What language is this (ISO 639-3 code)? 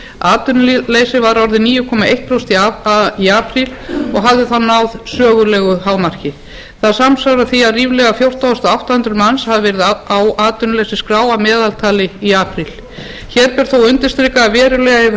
isl